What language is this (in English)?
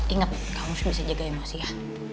Indonesian